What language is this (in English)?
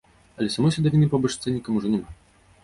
Belarusian